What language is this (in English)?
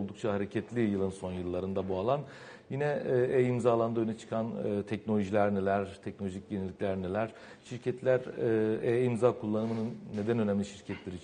Turkish